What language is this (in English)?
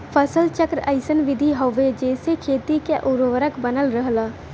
Bhojpuri